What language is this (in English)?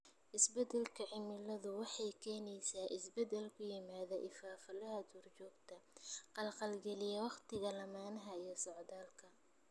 Somali